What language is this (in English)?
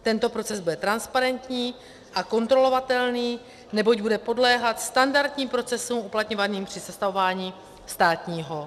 Czech